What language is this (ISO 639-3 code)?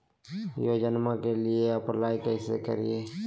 mag